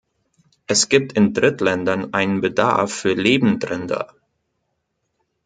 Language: German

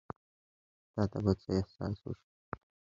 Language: Pashto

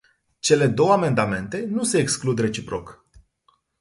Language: Romanian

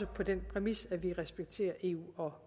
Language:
Danish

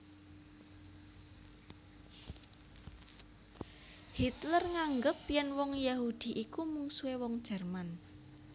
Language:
Javanese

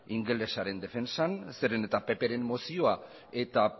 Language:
Basque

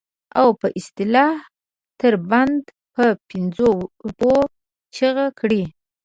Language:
Pashto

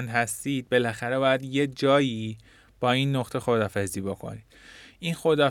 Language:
Persian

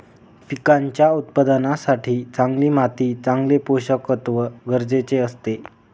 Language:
Marathi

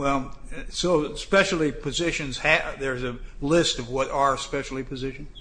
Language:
English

